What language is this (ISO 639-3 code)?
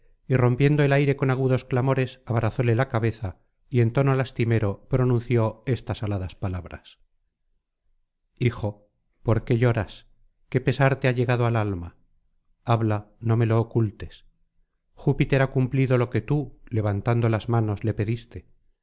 spa